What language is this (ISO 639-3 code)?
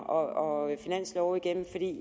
dan